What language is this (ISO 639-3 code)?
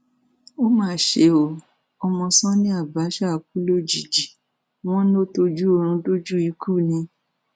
yor